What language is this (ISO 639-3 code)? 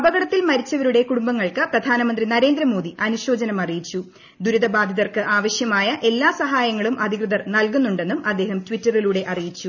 mal